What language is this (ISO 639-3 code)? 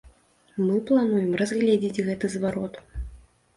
bel